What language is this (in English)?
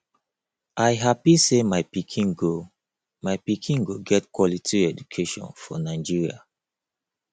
Nigerian Pidgin